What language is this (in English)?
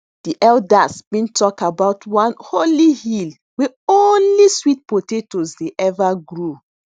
Nigerian Pidgin